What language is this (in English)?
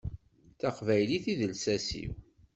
Kabyle